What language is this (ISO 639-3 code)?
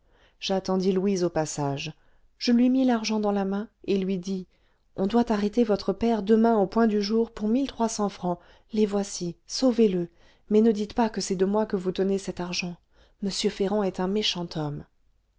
fra